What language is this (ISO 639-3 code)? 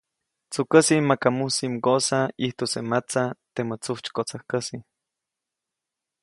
zoc